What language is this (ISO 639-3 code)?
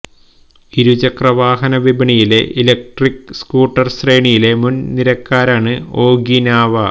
mal